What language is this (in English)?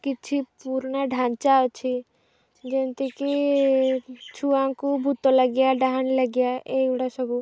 Odia